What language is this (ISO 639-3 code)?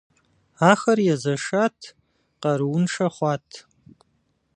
kbd